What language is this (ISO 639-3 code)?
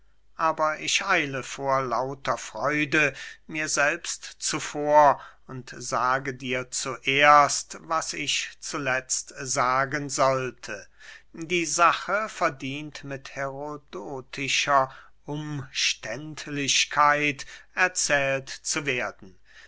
deu